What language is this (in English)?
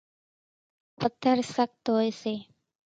Kachi Koli